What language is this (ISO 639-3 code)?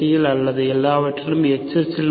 tam